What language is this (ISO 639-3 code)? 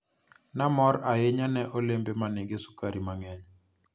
luo